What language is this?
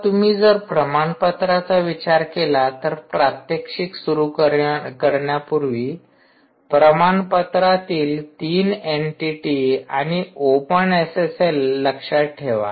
Marathi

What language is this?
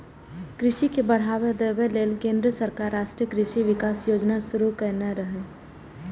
Maithili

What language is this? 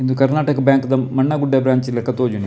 Tulu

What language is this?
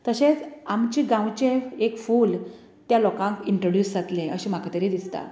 Konkani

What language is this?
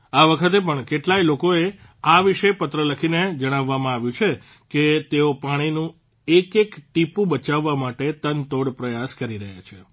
Gujarati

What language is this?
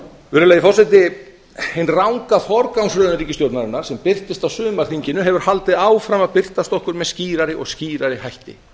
Icelandic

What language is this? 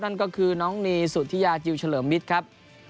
Thai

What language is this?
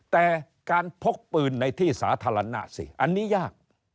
Thai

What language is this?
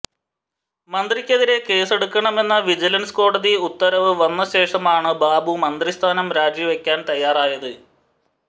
Malayalam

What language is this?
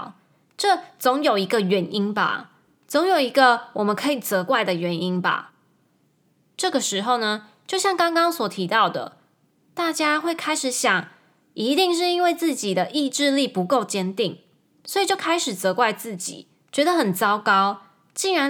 Chinese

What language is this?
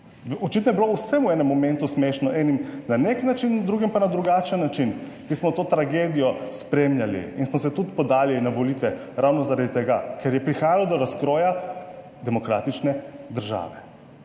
Slovenian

